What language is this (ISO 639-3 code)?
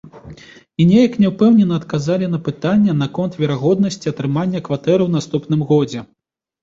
bel